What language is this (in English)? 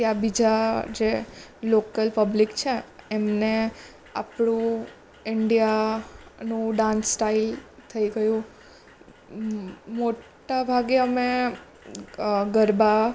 Gujarati